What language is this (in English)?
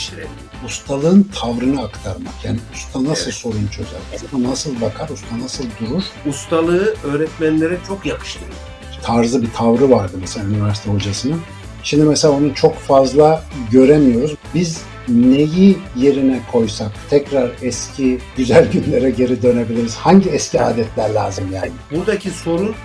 Turkish